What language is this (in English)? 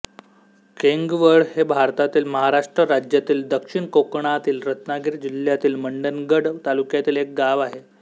Marathi